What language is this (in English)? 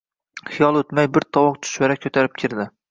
Uzbek